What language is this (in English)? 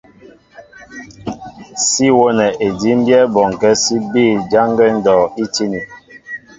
Mbo (Cameroon)